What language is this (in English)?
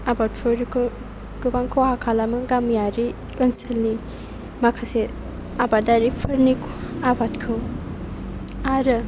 Bodo